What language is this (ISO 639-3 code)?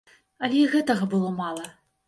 bel